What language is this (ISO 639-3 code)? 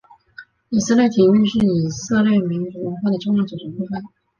zho